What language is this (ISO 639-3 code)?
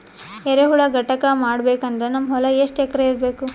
kan